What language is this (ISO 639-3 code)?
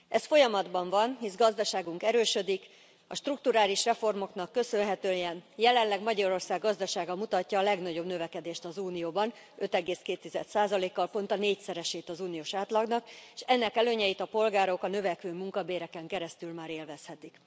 hun